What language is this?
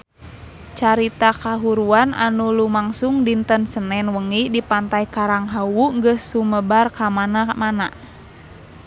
Sundanese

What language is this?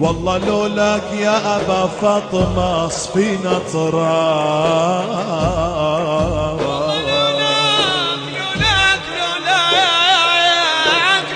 Arabic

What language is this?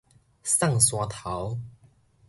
Min Nan Chinese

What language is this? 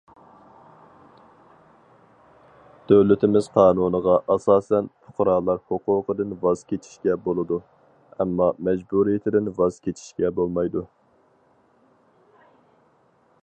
Uyghur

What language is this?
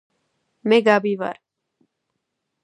Georgian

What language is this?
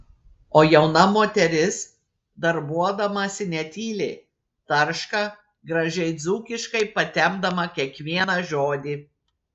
Lithuanian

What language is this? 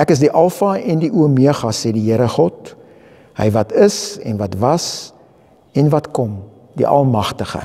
Dutch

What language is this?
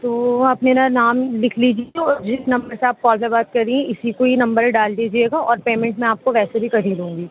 Urdu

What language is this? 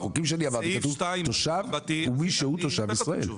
Hebrew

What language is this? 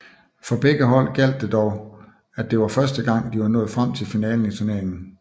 Danish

